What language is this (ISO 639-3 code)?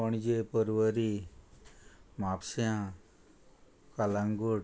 kok